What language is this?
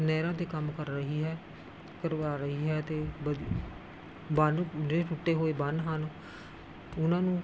Punjabi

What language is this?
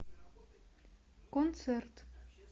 Russian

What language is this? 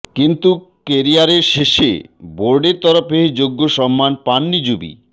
Bangla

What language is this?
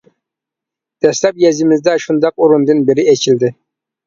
Uyghur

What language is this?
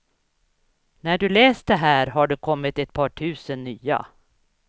Swedish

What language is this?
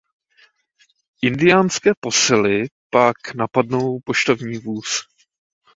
Czech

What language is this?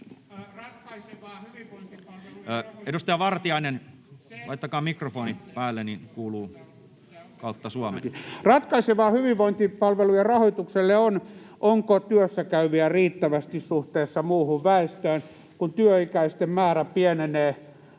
Finnish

